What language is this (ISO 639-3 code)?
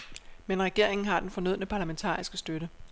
dan